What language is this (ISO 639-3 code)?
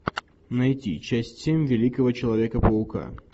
rus